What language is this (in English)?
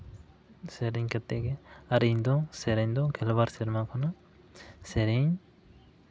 Santali